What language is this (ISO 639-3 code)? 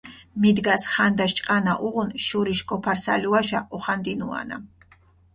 xmf